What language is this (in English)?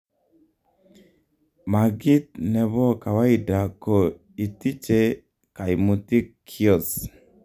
Kalenjin